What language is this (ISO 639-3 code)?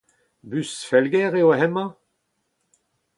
bre